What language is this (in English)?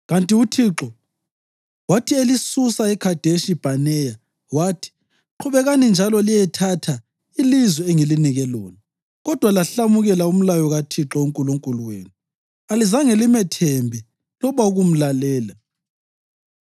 North Ndebele